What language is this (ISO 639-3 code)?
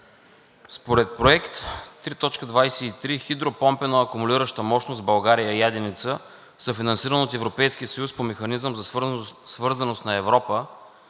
bul